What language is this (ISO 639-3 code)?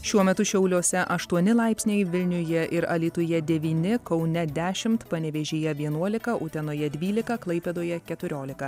lit